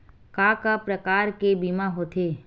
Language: Chhattisgarhi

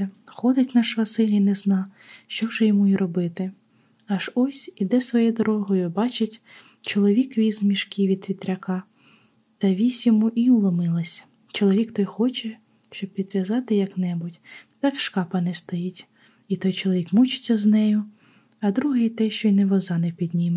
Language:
Ukrainian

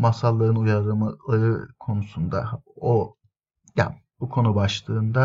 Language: Turkish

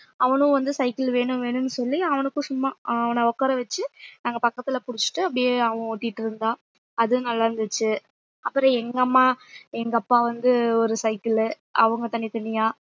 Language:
Tamil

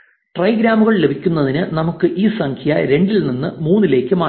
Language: Malayalam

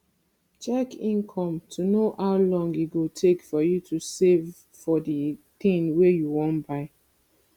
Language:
Nigerian Pidgin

